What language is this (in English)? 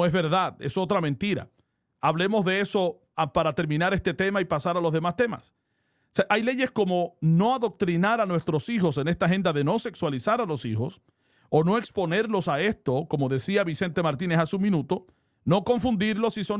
Spanish